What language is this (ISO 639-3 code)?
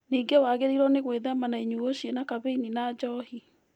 kik